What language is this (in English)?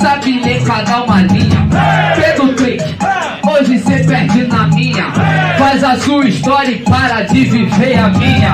Portuguese